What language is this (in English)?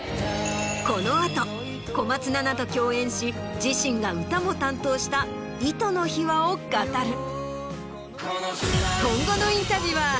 Japanese